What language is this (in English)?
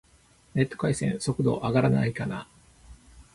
Japanese